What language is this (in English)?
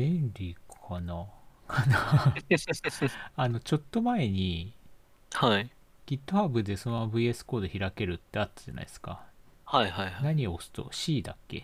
Japanese